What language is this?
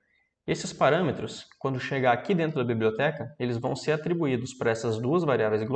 Portuguese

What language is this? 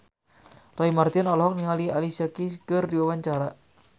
Sundanese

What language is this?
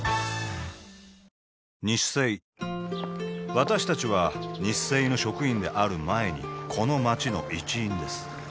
Japanese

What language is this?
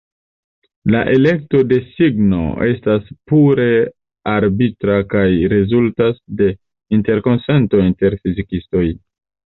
Esperanto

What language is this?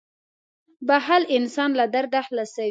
Pashto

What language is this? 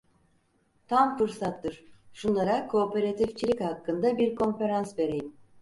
Turkish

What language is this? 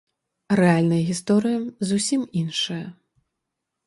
Belarusian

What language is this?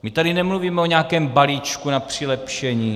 Czech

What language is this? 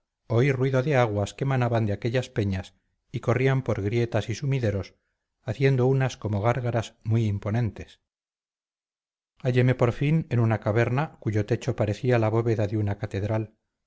Spanish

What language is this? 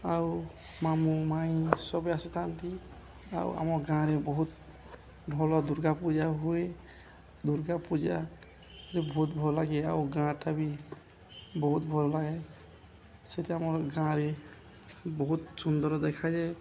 Odia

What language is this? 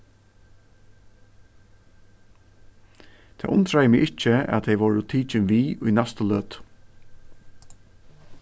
Faroese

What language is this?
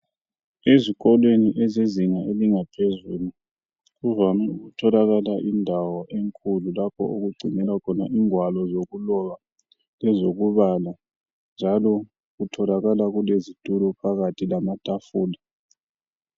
North Ndebele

